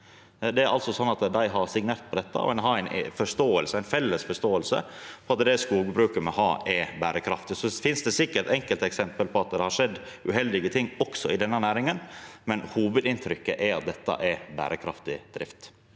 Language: Norwegian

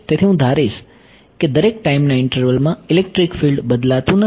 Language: Gujarati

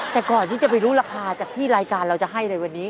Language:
Thai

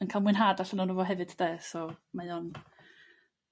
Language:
Welsh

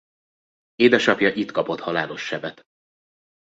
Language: Hungarian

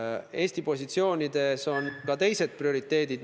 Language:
Estonian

